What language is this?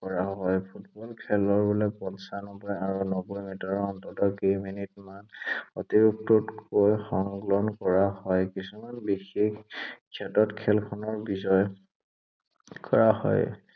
Assamese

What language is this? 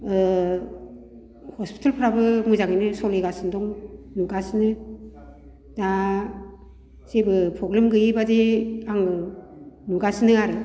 Bodo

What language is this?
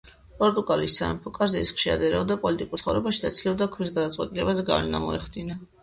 Georgian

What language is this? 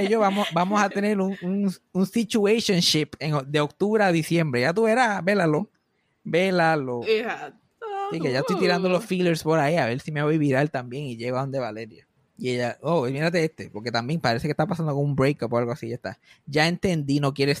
Spanish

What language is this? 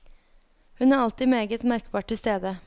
Norwegian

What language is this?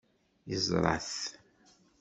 Kabyle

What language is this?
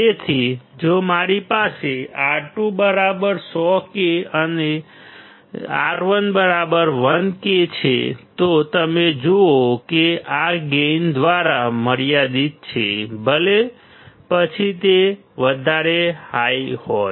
Gujarati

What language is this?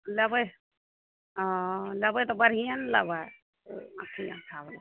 Maithili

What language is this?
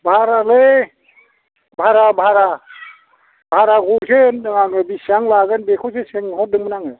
Bodo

